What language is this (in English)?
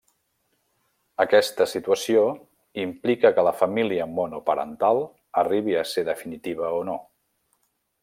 Catalan